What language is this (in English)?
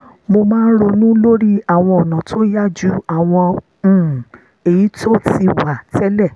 Yoruba